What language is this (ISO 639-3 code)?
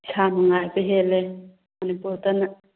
mni